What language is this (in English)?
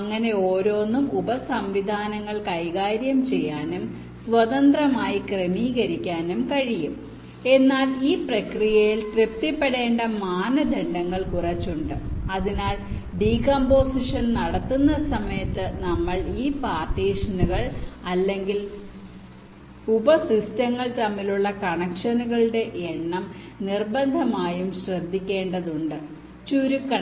Malayalam